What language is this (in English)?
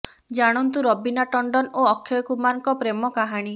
Odia